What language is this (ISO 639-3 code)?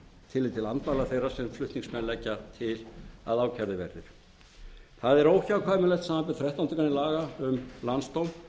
isl